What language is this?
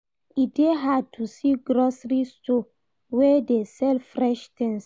Nigerian Pidgin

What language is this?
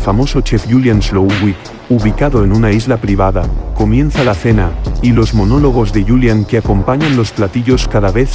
Spanish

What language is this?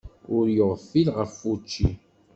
Kabyle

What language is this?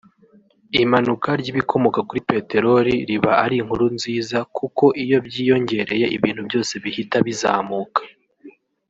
Kinyarwanda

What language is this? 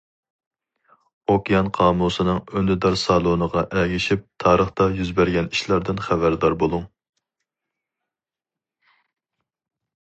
Uyghur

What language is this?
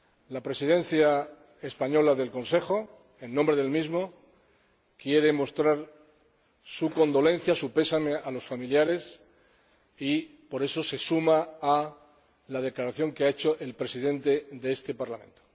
Spanish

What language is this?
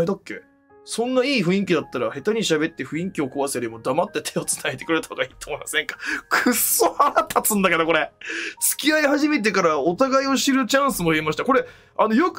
Japanese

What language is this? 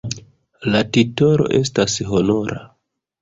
Esperanto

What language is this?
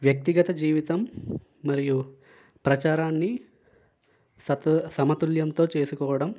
Telugu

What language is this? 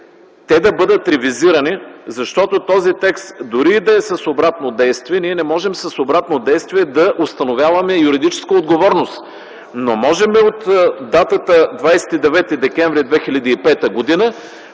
Bulgarian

